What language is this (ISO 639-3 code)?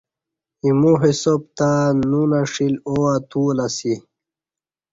bsh